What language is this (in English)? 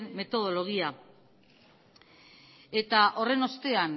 Basque